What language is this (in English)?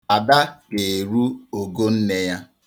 Igbo